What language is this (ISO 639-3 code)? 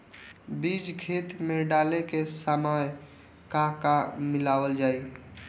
bho